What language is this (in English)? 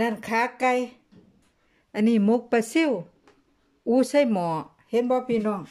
Thai